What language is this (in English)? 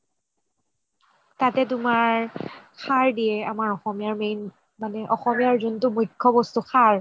Assamese